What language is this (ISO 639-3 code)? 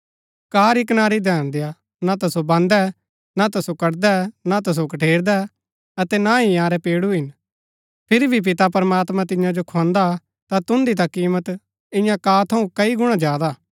gbk